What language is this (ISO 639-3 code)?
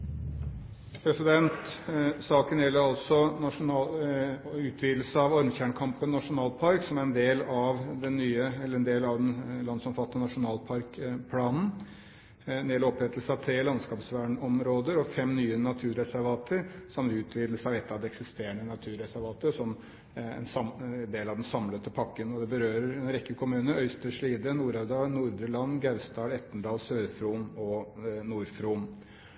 nob